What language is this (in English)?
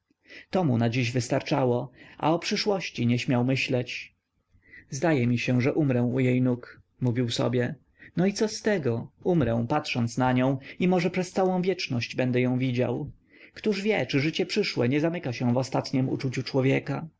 Polish